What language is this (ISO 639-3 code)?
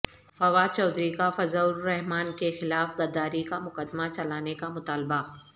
urd